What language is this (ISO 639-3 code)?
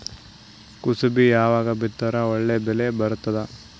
kan